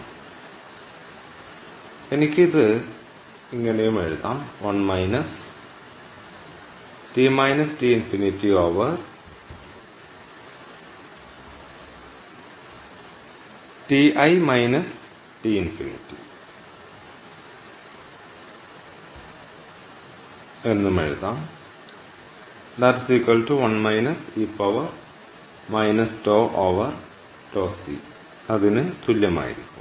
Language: Malayalam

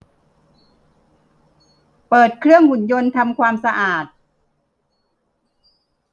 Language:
Thai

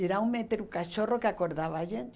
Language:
Portuguese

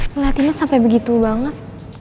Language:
Indonesian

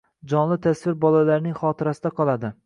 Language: Uzbek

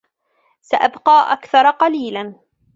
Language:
Arabic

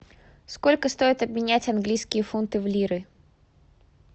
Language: Russian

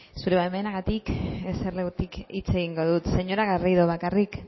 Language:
Basque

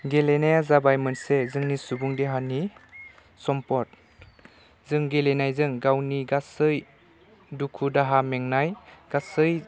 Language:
Bodo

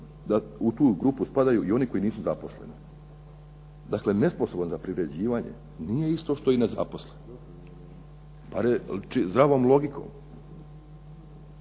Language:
Croatian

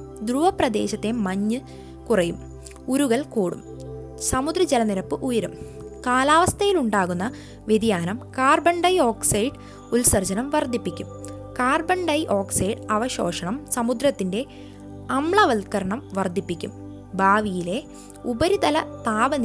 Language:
Malayalam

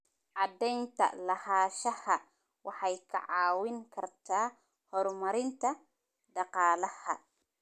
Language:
Somali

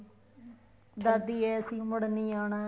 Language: Punjabi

